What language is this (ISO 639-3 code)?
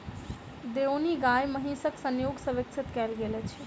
mai